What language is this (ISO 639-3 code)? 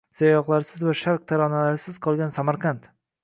uzb